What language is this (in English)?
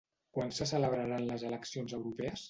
Catalan